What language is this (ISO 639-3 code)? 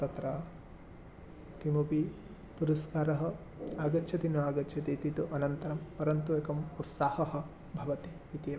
san